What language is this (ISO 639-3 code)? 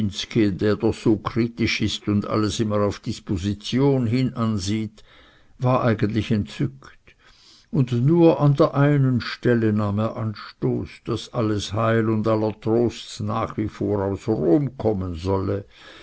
deu